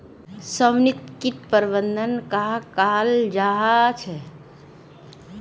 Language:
Magahi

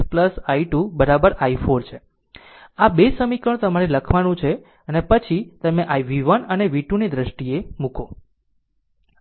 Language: Gujarati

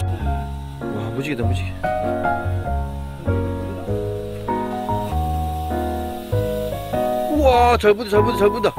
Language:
Korean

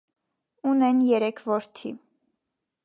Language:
Armenian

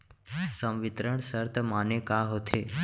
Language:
Chhattisgarhi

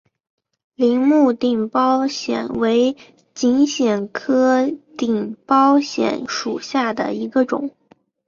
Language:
Chinese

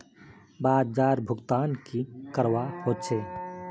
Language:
Magahi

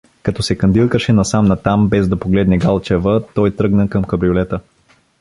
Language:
Bulgarian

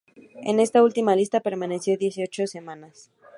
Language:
Spanish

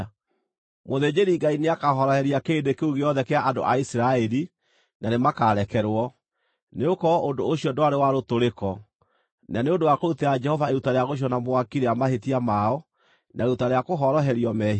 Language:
Kikuyu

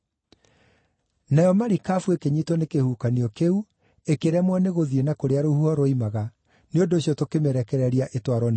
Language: Kikuyu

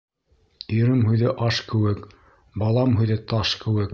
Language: Bashkir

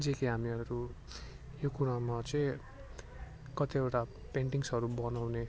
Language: Nepali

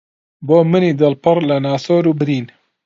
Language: Central Kurdish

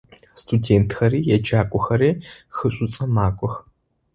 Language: Adyghe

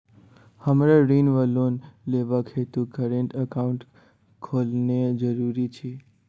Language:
Maithili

